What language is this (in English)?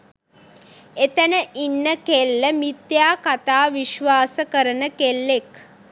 Sinhala